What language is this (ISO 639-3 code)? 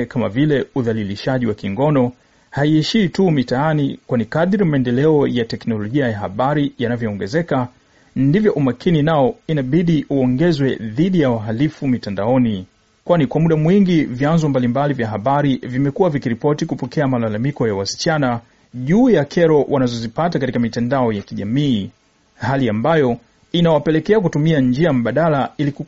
swa